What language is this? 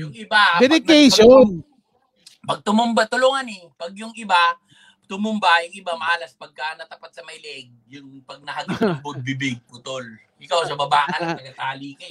Filipino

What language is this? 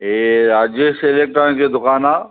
Sindhi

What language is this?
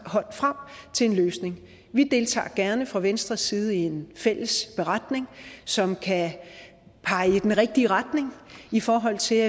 Danish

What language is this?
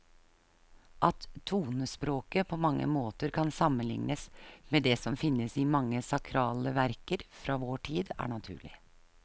Norwegian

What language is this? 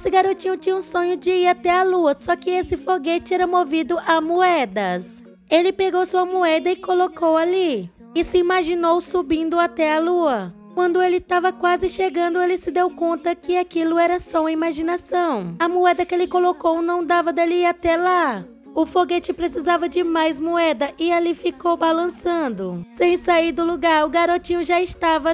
Portuguese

